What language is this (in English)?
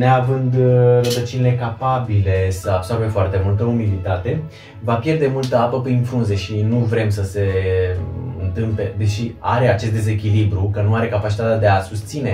Romanian